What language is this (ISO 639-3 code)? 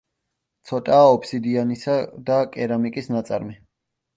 kat